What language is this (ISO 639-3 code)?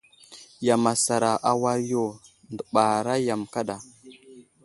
udl